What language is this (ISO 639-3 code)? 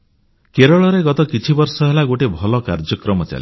ori